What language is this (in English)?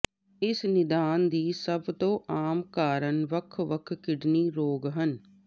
Punjabi